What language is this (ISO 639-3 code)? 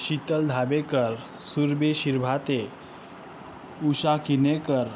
mar